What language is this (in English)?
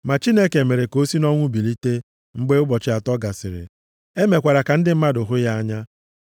Igbo